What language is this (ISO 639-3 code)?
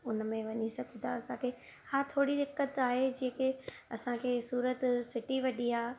snd